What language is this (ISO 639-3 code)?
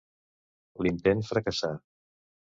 cat